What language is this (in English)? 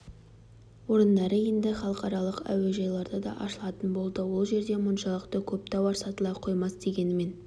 Kazakh